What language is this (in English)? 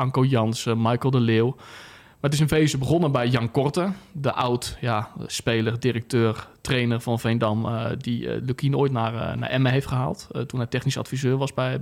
Dutch